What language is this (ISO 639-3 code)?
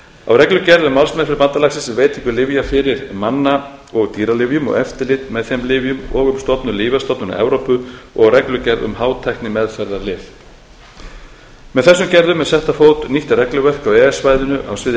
isl